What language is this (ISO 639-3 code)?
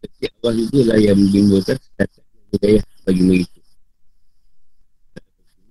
msa